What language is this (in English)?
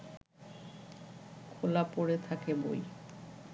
Bangla